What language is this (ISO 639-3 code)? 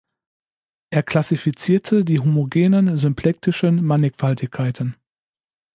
deu